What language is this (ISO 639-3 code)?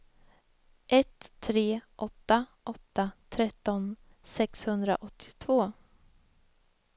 swe